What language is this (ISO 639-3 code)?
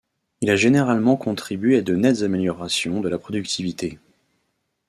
fra